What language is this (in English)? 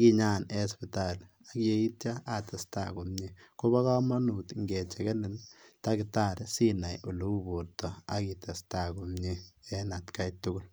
Kalenjin